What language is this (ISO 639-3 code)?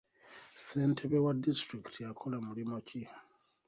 lug